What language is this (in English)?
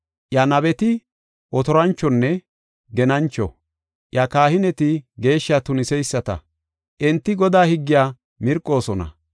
Gofa